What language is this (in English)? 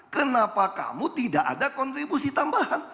Indonesian